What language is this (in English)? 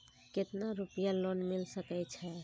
Maithili